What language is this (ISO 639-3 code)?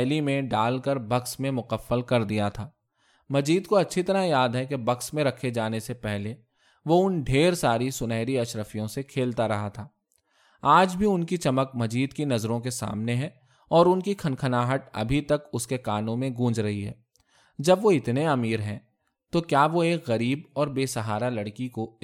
urd